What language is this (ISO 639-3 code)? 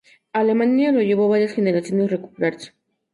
spa